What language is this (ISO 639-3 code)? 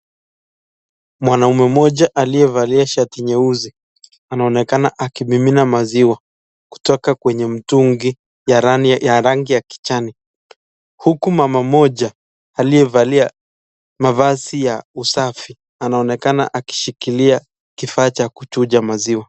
swa